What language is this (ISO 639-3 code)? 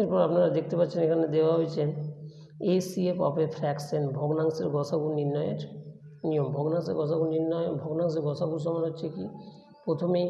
ben